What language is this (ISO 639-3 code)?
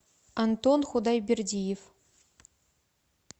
rus